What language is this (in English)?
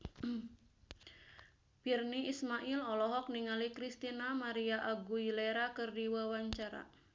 Sundanese